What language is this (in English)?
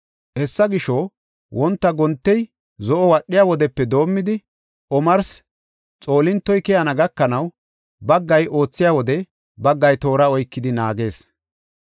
Gofa